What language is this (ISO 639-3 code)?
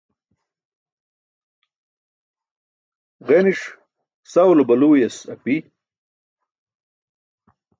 bsk